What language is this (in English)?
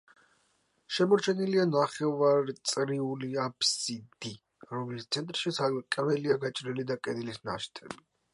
Georgian